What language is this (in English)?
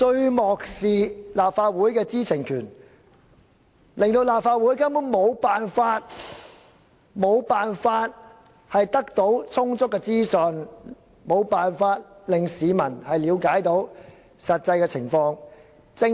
Cantonese